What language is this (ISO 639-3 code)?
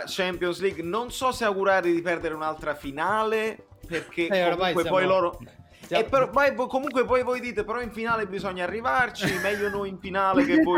ita